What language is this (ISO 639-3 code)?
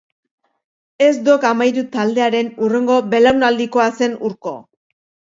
eus